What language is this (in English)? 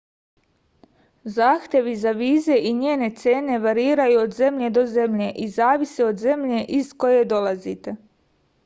Serbian